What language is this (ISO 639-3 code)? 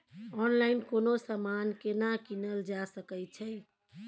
mai